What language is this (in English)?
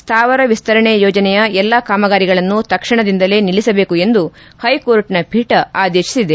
Kannada